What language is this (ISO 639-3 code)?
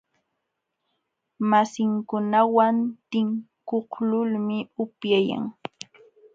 qxw